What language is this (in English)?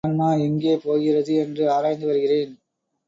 Tamil